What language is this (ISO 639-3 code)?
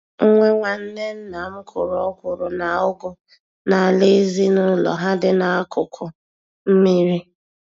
ibo